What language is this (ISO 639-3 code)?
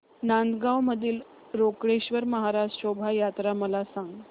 mar